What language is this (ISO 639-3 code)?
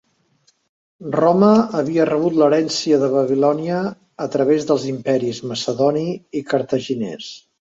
cat